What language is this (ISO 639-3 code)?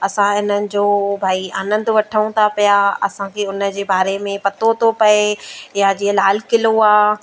snd